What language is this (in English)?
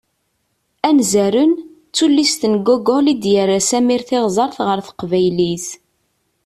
Kabyle